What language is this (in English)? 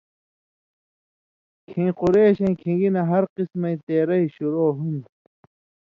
Indus Kohistani